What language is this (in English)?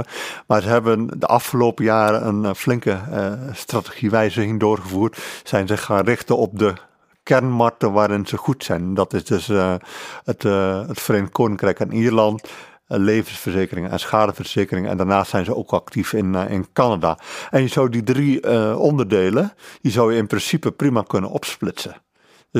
Dutch